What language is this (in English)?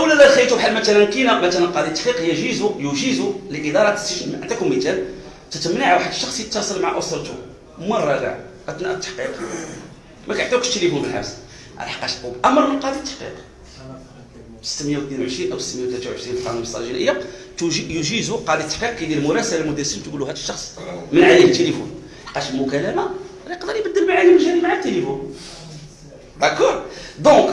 Arabic